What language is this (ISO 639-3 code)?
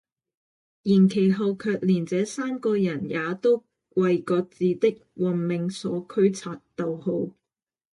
yue